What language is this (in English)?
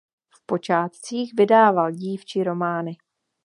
Czech